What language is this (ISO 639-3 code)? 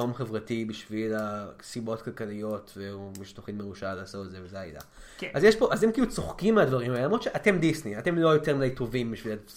heb